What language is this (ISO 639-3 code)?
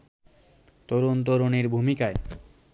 ben